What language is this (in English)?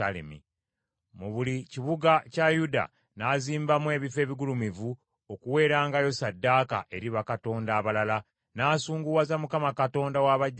Ganda